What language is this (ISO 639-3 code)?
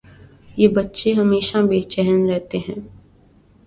urd